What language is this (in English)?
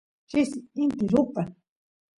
Santiago del Estero Quichua